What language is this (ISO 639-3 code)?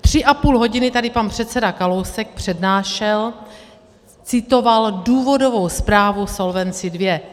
ces